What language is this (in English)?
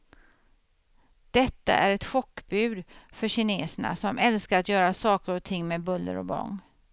Swedish